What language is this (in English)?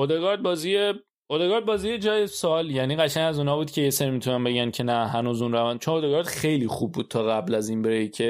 Persian